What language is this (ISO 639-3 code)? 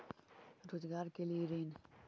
mag